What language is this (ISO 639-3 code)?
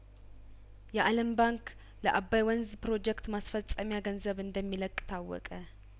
amh